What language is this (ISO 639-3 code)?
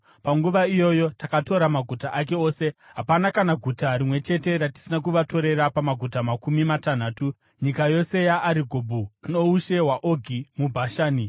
sna